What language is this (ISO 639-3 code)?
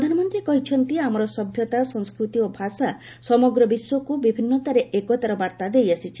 ori